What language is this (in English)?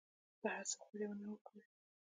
Pashto